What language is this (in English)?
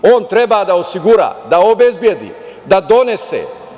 Serbian